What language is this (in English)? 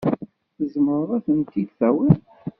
Kabyle